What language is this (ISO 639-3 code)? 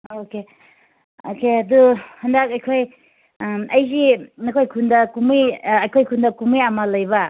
mni